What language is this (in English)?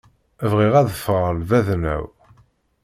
Kabyle